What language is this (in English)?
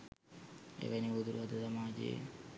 Sinhala